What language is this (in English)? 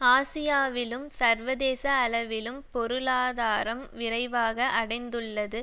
Tamil